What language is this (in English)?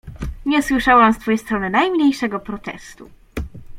Polish